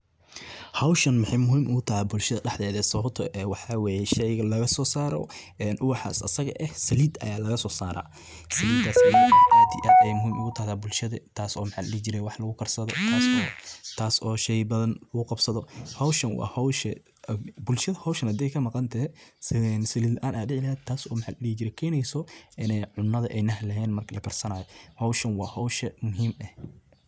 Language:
Somali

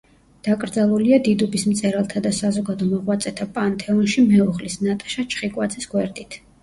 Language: Georgian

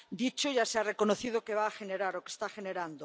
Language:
Spanish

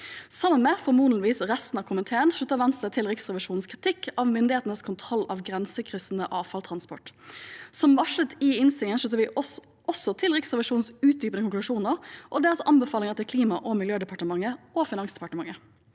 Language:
Norwegian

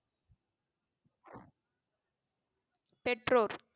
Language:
Tamil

